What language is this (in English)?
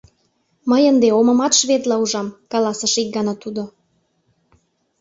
Mari